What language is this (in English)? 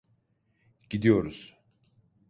Turkish